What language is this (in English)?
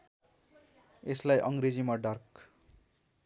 Nepali